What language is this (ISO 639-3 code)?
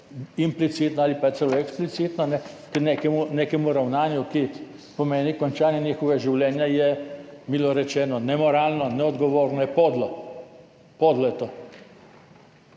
slv